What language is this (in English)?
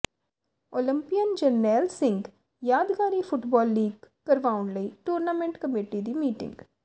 Punjabi